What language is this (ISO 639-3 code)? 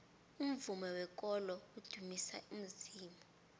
nbl